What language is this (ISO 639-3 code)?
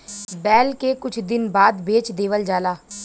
bho